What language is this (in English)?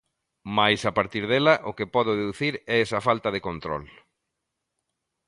Galician